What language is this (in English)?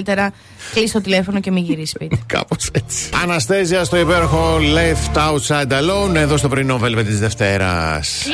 Greek